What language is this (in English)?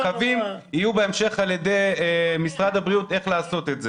Hebrew